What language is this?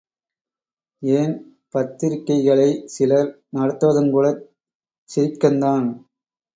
Tamil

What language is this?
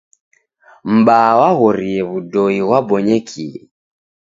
Taita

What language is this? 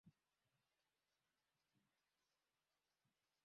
Swahili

